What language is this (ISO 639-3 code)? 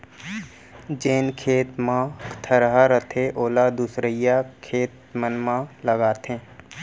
hne